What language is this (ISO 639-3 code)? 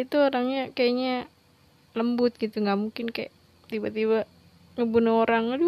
ind